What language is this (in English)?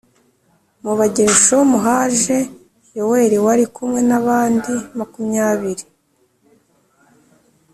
Kinyarwanda